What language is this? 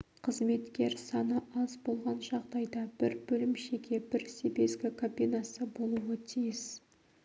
Kazakh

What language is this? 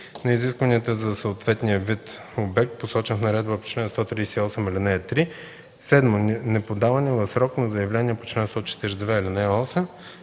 Bulgarian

